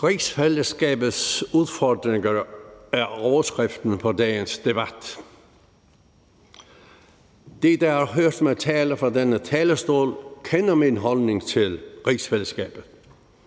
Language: Danish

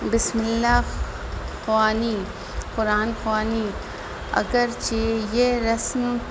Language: Urdu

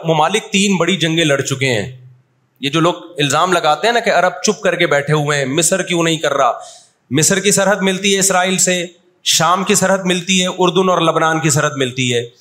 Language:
Urdu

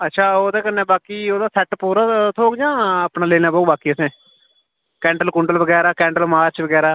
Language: Dogri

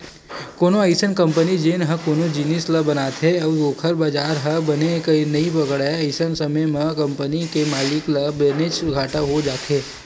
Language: Chhattisgarhi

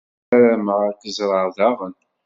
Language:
Kabyle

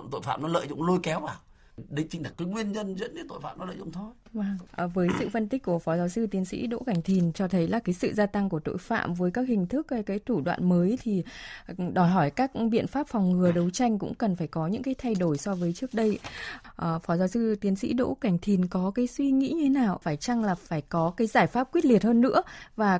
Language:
Vietnamese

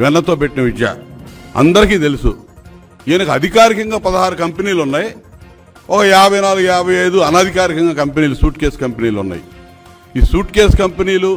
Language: Telugu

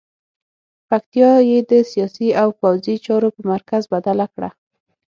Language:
Pashto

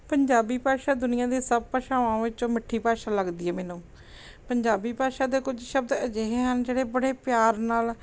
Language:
Punjabi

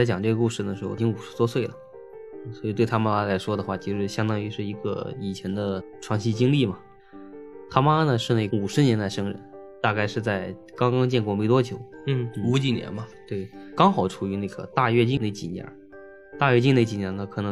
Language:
Chinese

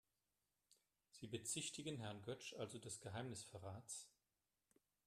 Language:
German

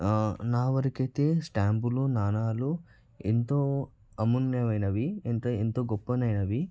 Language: Telugu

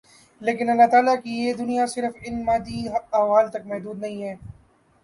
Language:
Urdu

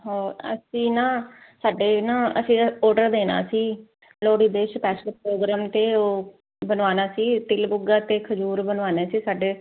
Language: Punjabi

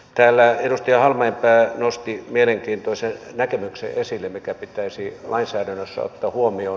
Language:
Finnish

